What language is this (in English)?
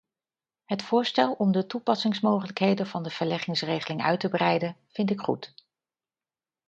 Dutch